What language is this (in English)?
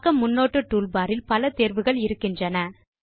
Tamil